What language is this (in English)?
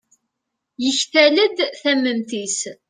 Kabyle